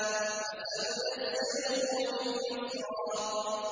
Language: Arabic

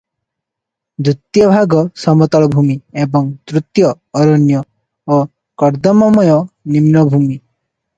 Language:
Odia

